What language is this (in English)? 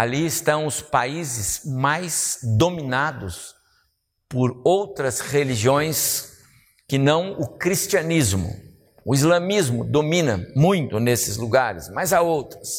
Portuguese